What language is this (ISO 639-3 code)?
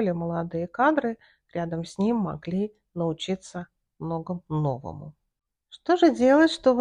rus